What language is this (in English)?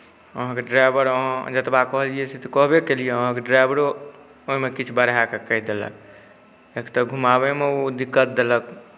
Maithili